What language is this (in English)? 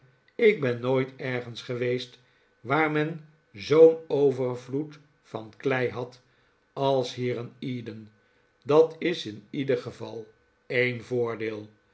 Dutch